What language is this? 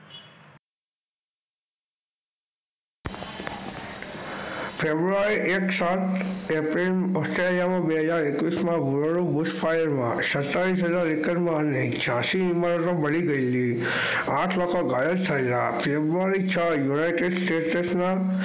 Gujarati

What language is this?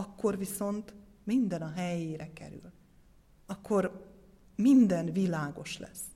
Hungarian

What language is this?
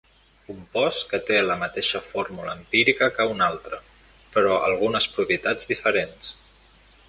Catalan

